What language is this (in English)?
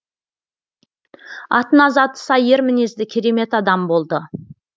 Kazakh